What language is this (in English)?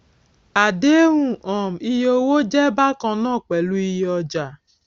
Yoruba